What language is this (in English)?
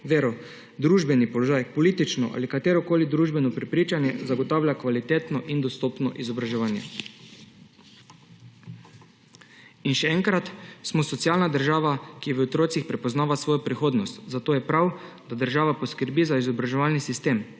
Slovenian